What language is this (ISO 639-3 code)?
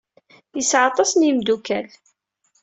kab